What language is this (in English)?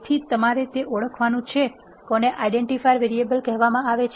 Gujarati